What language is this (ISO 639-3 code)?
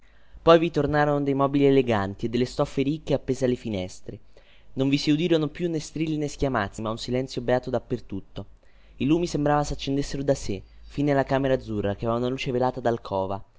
ita